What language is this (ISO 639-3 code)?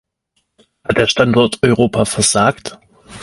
deu